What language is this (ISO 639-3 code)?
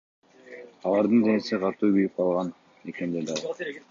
kir